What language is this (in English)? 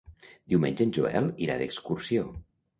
Catalan